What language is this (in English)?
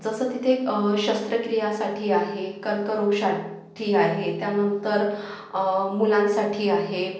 Marathi